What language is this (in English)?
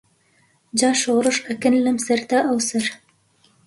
Central Kurdish